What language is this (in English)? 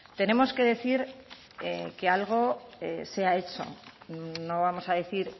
Spanish